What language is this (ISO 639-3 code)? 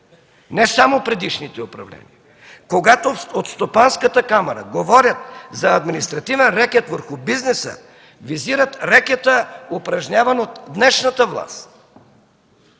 bul